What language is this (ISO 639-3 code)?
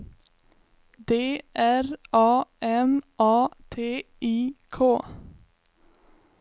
swe